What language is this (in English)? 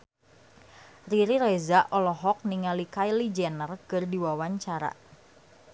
Sundanese